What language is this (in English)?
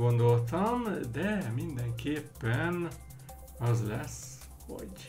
Hungarian